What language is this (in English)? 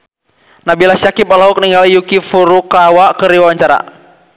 Sundanese